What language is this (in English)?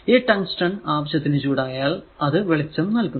Malayalam